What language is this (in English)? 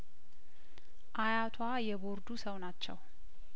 Amharic